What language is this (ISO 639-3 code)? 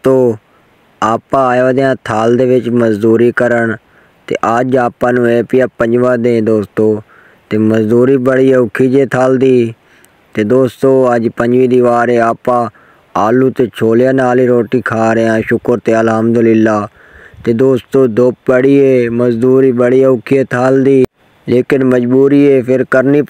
hin